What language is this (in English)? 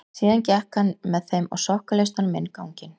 Icelandic